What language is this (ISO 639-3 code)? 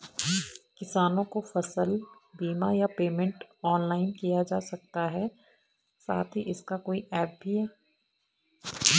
hin